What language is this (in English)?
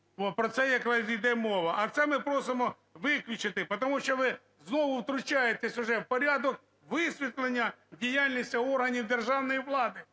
Ukrainian